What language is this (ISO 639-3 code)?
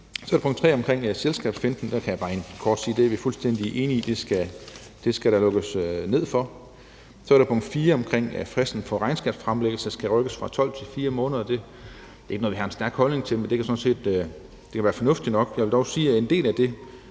dan